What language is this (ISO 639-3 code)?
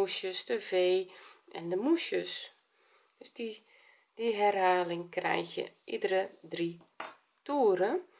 nld